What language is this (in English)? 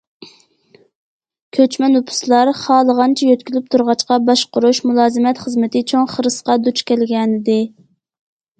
Uyghur